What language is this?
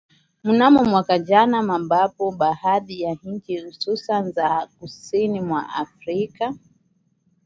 Swahili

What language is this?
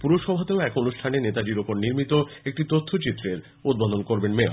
Bangla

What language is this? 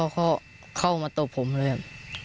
Thai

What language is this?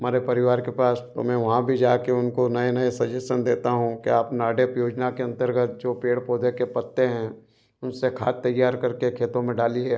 Hindi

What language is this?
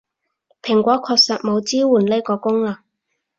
Cantonese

